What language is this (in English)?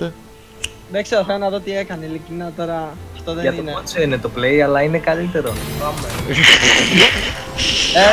Greek